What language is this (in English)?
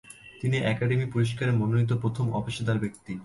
Bangla